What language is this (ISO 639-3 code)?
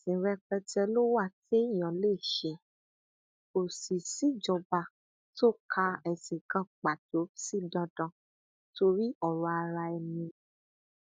yor